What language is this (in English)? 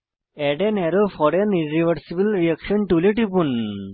Bangla